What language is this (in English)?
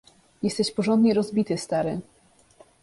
Polish